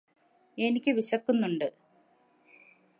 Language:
Malayalam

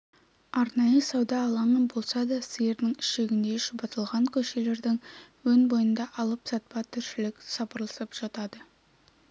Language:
Kazakh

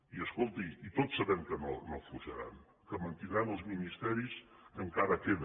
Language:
Catalan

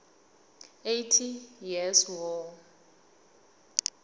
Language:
South Ndebele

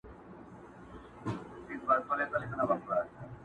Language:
Pashto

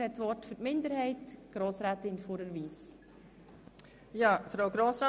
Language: Swiss German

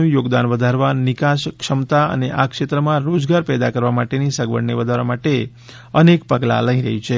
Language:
Gujarati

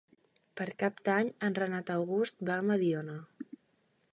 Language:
Catalan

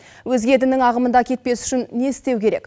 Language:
Kazakh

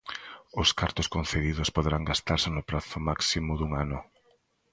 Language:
Galician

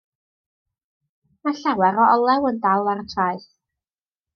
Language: Welsh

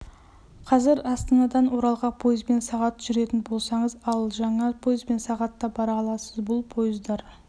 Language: Kazakh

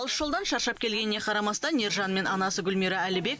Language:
Kazakh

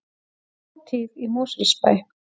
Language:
Icelandic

